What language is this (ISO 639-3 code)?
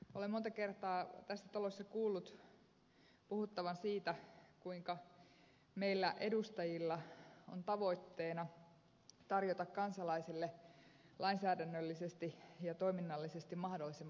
fin